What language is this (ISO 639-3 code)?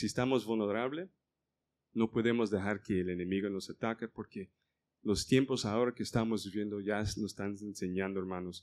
spa